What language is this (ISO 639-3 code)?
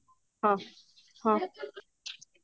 ori